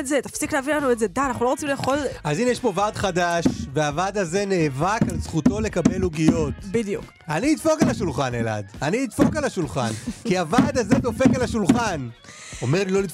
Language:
Hebrew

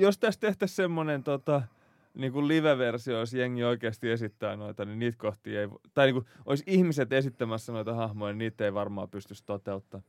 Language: Finnish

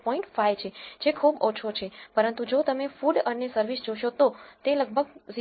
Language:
Gujarati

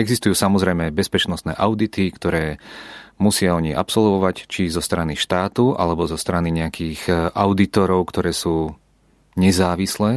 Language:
Czech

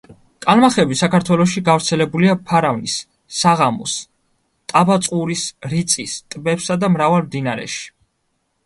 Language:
Georgian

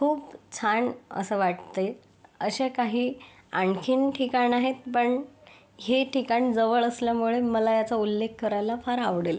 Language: Marathi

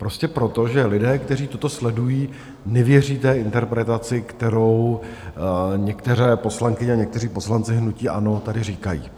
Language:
Czech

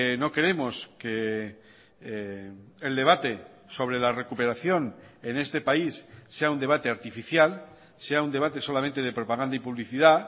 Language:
Spanish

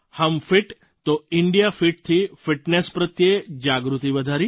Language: Gujarati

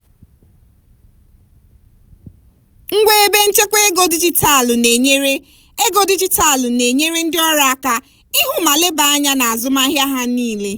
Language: Igbo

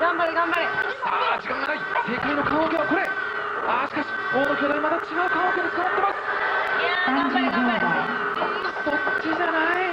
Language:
Japanese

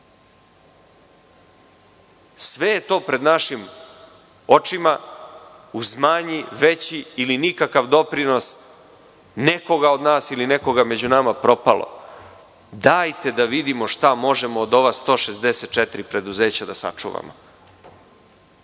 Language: Serbian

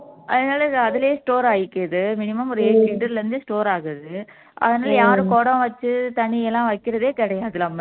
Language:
Tamil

